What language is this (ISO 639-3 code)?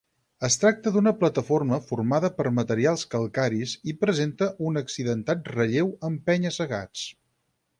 cat